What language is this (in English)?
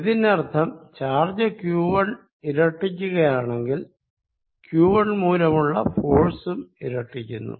Malayalam